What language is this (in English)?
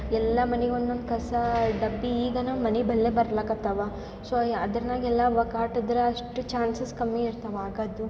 Kannada